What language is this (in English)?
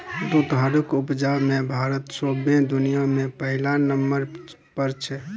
Maithili